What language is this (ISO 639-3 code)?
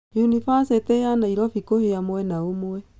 kik